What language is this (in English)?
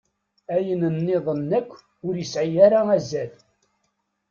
Kabyle